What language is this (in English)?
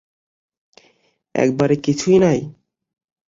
Bangla